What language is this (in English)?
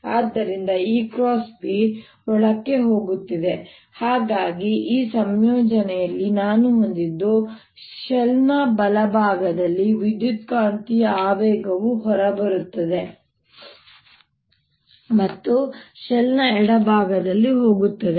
Kannada